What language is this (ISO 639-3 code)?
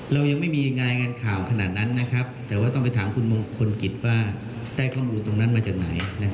tha